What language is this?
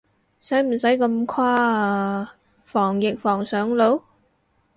Cantonese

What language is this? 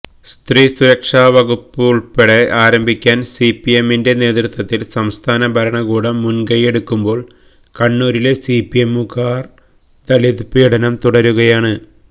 Malayalam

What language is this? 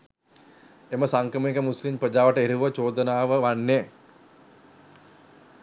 Sinhala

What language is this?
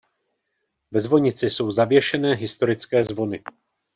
Czech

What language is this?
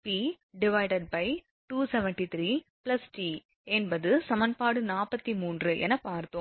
Tamil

